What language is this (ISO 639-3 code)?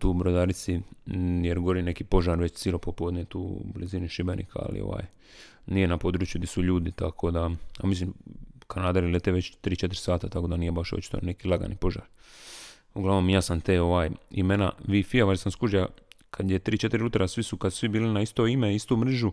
hrv